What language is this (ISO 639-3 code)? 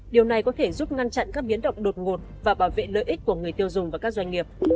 vie